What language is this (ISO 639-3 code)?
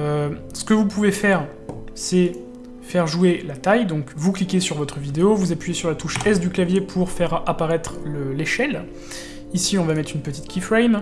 fra